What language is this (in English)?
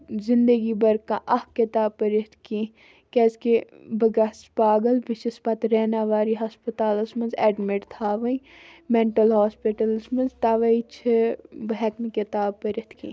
Kashmiri